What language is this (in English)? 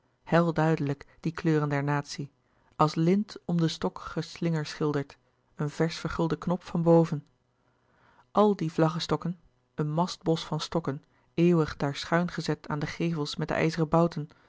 Dutch